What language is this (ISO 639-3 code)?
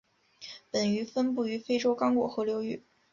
zho